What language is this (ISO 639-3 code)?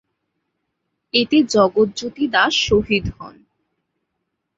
ben